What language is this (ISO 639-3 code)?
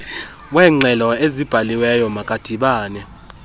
xho